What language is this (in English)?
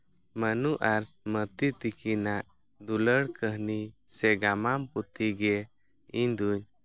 Santali